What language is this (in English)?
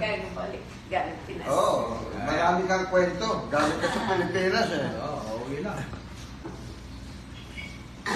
Filipino